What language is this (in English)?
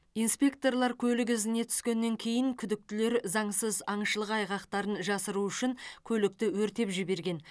Kazakh